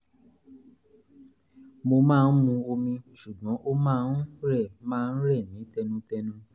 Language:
Yoruba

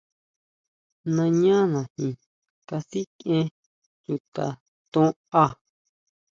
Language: Huautla Mazatec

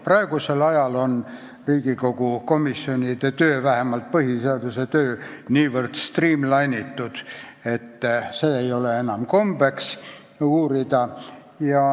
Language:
Estonian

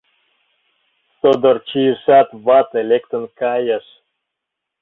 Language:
Mari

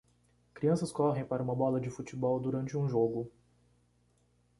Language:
Portuguese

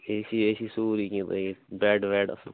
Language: Kashmiri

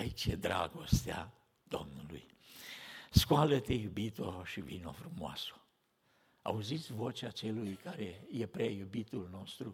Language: Romanian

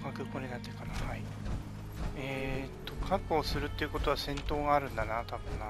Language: Japanese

